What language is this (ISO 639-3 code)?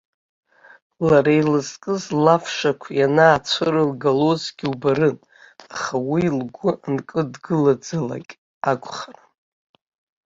abk